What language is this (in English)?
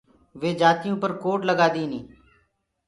Gurgula